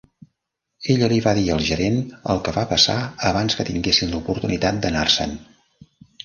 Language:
Catalan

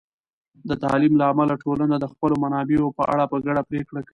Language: Pashto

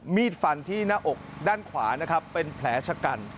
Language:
Thai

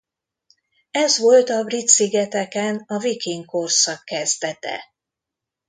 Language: Hungarian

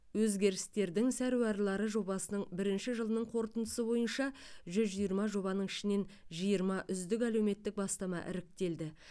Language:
Kazakh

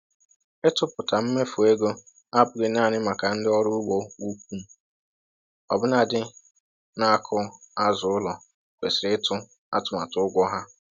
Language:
Igbo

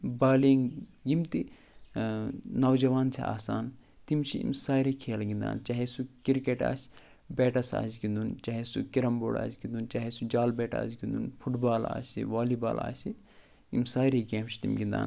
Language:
Kashmiri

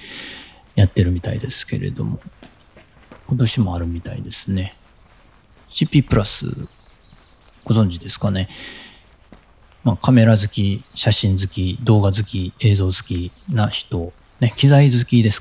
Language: Japanese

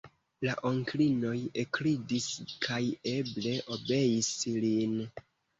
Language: Esperanto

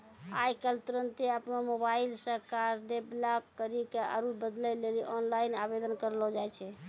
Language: Maithili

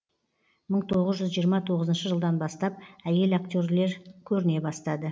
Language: Kazakh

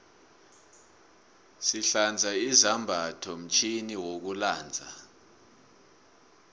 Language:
South Ndebele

